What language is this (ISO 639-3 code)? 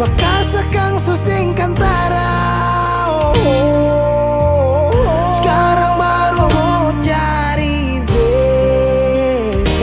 ind